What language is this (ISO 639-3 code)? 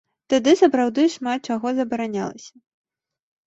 bel